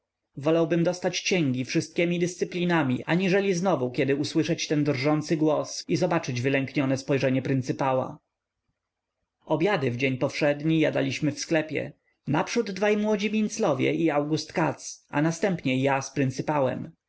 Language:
Polish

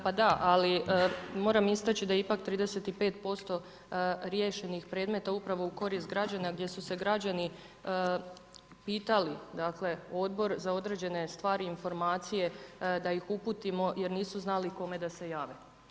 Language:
Croatian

